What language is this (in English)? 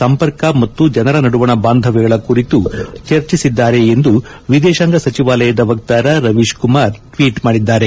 Kannada